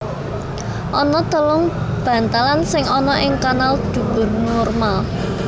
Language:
Javanese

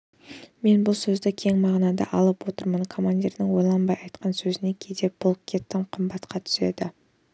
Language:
Kazakh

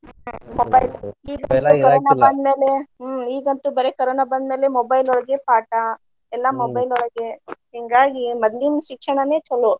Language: Kannada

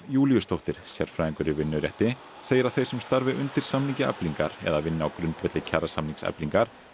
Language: Icelandic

